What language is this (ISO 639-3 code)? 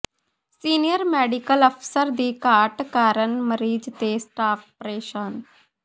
pan